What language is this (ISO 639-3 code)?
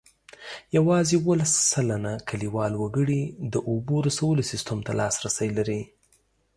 pus